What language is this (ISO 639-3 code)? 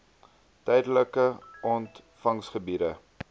afr